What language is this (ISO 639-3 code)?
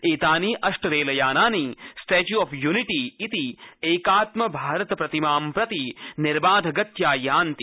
san